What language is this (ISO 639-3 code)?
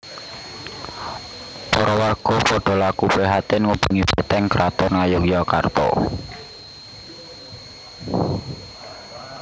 jav